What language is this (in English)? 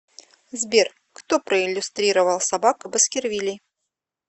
Russian